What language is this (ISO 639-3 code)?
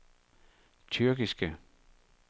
dan